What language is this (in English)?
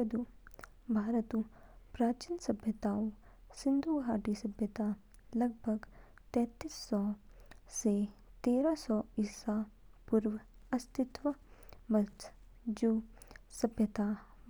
Kinnauri